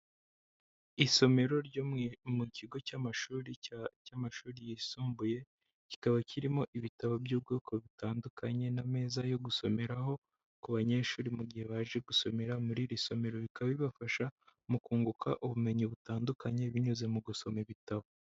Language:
Kinyarwanda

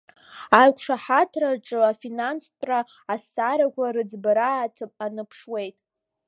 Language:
Abkhazian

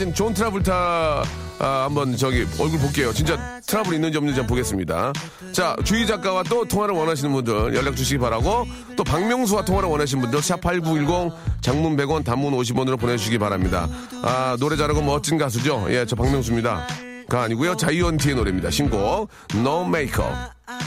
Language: Korean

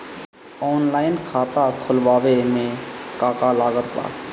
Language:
Bhojpuri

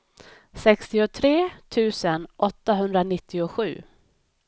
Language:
Swedish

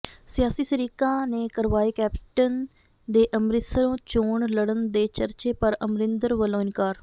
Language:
Punjabi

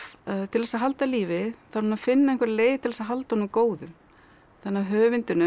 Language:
Icelandic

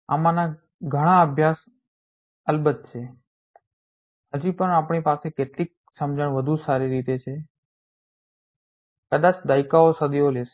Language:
Gujarati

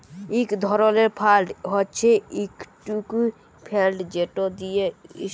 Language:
Bangla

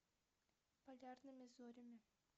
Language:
Russian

